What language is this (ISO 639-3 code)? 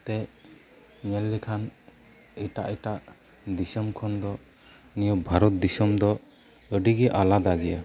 sat